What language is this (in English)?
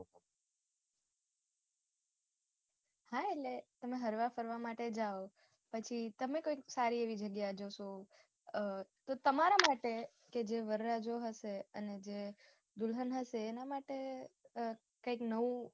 Gujarati